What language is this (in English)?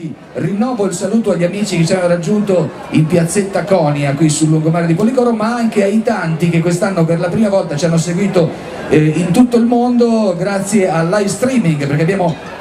Italian